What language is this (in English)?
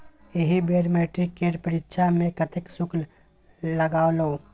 Maithili